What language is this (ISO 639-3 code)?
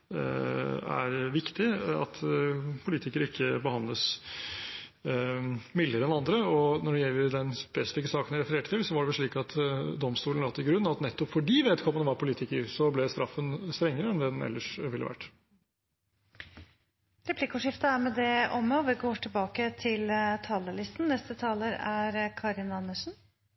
nor